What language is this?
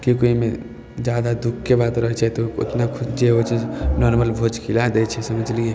Maithili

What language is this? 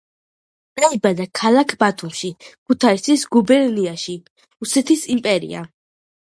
Georgian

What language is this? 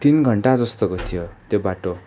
Nepali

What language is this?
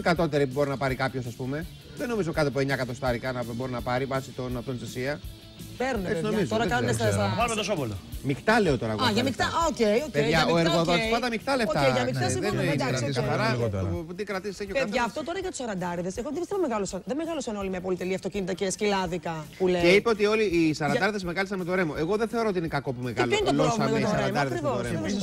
Greek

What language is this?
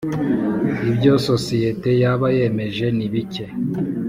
Kinyarwanda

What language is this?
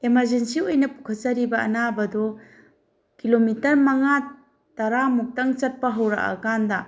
Manipuri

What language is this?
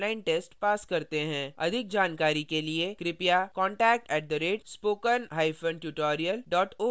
Hindi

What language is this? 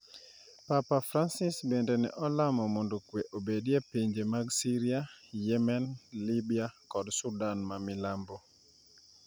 Luo (Kenya and Tanzania)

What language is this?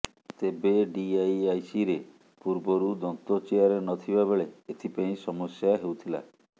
Odia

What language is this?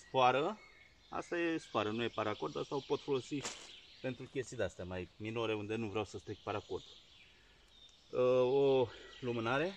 Romanian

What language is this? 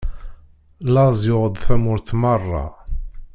Kabyle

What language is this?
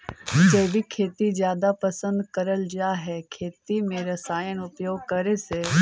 Magahi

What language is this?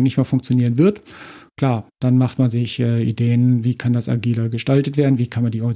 German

